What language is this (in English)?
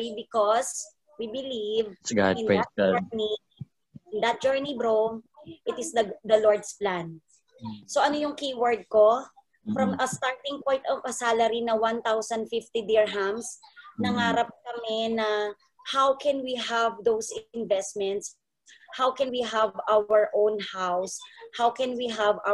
Filipino